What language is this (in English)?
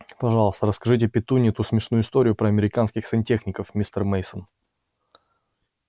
Russian